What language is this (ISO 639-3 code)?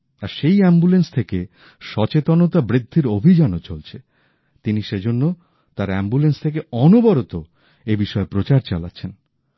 ben